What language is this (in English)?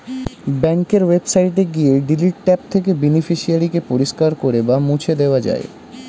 Bangla